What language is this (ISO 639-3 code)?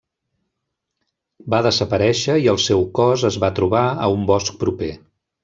cat